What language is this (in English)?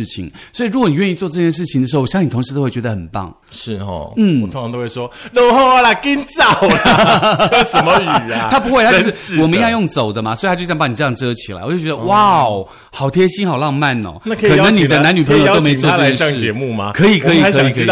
Chinese